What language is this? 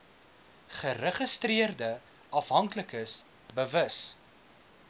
Afrikaans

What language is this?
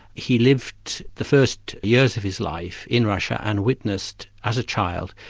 English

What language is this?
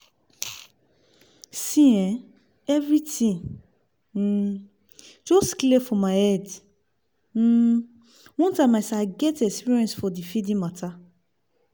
Nigerian Pidgin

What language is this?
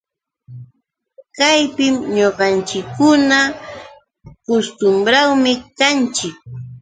Yauyos Quechua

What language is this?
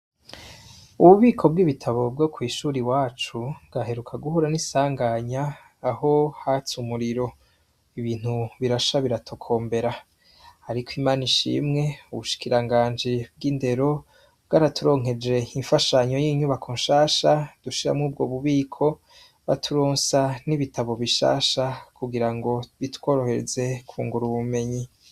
Rundi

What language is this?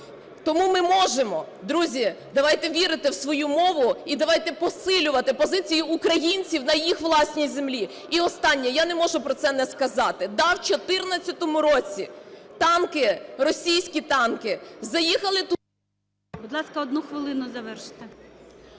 Ukrainian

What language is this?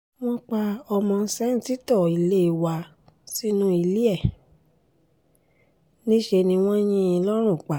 Yoruba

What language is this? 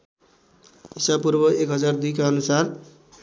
Nepali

